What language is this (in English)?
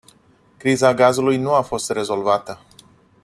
Romanian